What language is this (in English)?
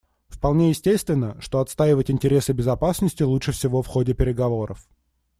Russian